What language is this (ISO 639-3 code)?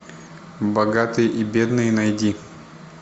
rus